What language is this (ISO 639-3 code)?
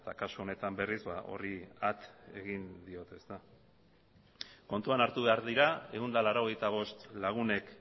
eus